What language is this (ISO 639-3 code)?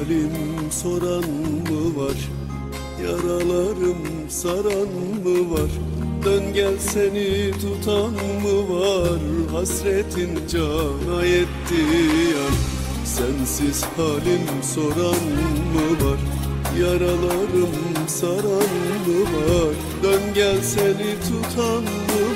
tur